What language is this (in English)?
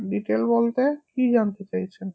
Bangla